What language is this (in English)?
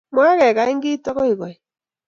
Kalenjin